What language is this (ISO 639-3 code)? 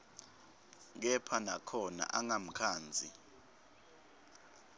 ssw